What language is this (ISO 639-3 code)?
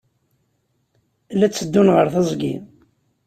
kab